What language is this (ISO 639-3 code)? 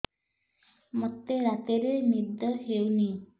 ori